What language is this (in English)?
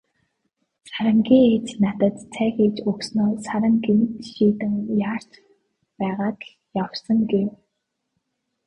Mongolian